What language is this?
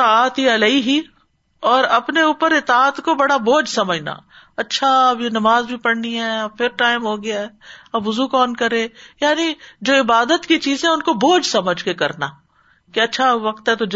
Urdu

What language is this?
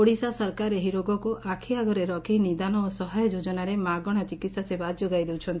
Odia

